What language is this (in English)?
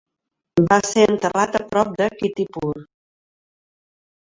Catalan